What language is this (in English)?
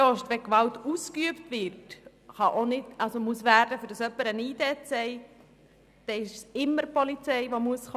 Swiss German